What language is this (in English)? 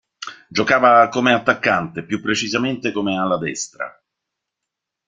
Italian